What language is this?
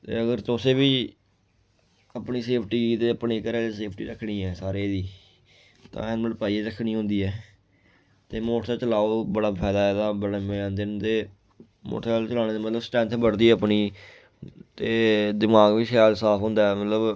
Dogri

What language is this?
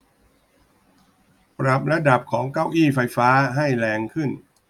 Thai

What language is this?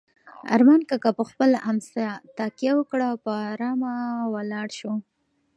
Pashto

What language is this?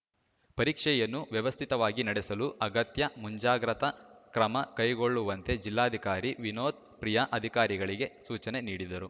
Kannada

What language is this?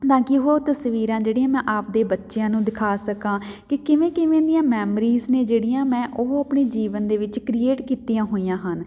Punjabi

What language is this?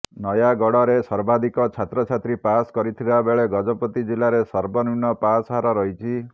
Odia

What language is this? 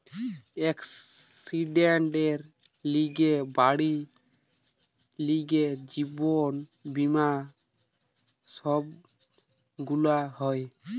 Bangla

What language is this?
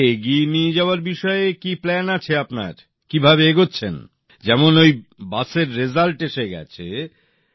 Bangla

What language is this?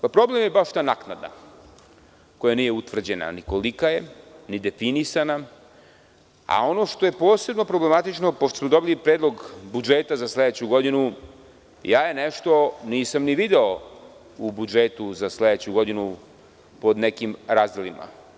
Serbian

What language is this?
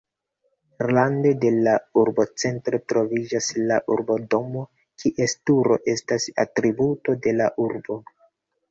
Esperanto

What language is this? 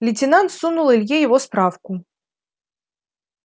Russian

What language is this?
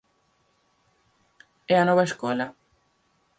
Galician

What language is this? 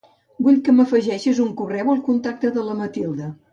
Catalan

